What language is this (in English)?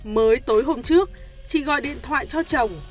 Vietnamese